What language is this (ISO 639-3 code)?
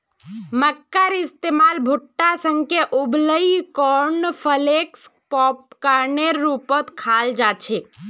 mag